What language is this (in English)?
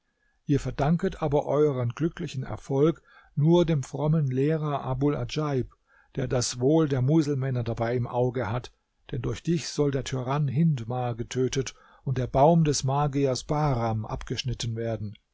German